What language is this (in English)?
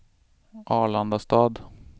Swedish